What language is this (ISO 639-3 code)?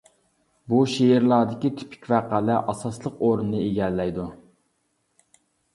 uig